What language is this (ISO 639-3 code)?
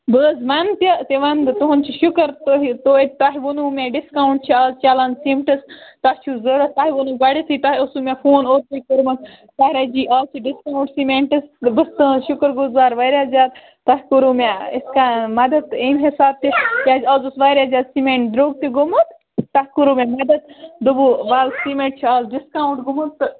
kas